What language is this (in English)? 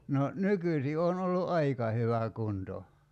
Finnish